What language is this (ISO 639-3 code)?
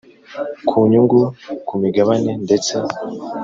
kin